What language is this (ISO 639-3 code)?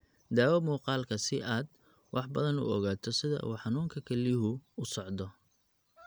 som